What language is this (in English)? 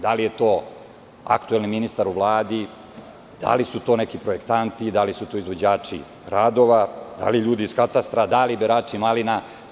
Serbian